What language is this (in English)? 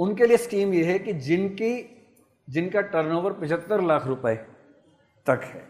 Hindi